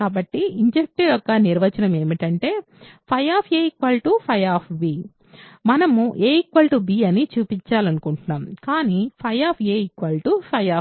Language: Telugu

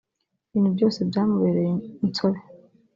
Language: Kinyarwanda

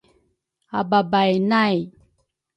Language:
Rukai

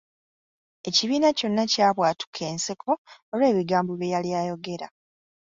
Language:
Ganda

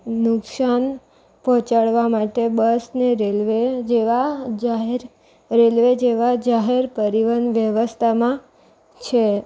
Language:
Gujarati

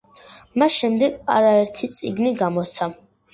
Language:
Georgian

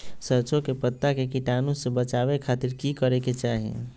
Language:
Magahi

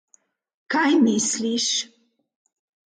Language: Slovenian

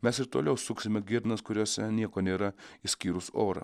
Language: Lithuanian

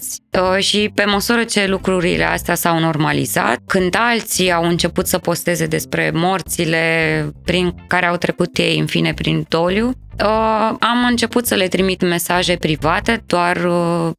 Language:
Romanian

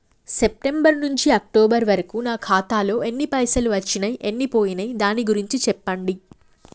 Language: Telugu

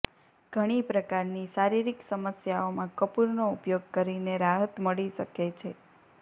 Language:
Gujarati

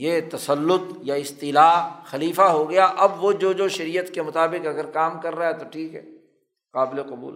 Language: Urdu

